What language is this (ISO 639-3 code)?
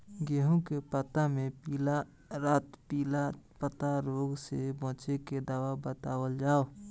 bho